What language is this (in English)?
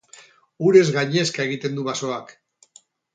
Basque